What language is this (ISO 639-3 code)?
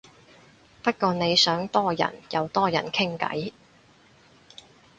yue